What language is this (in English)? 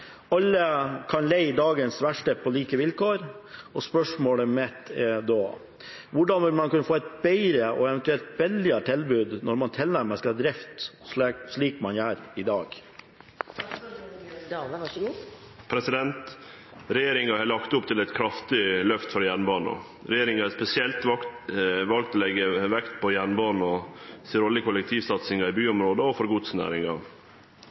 Norwegian